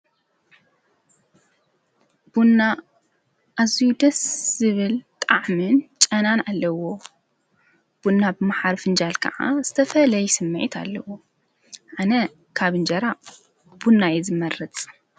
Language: Tigrinya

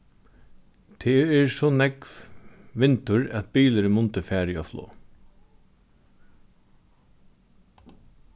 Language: Faroese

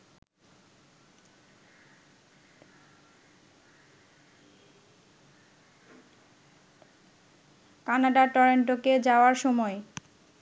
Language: Bangla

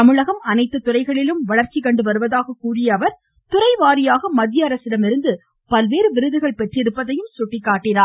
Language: Tamil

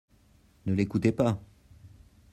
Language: French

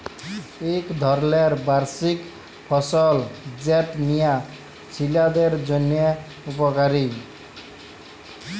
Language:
Bangla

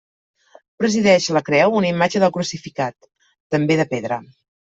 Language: Catalan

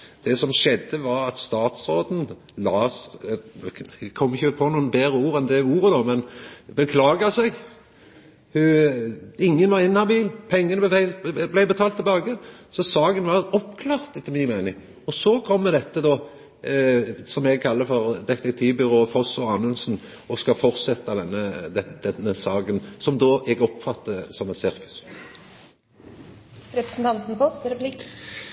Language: Norwegian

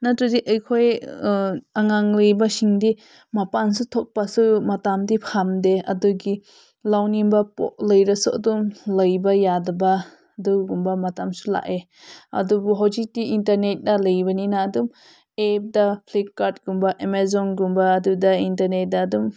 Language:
Manipuri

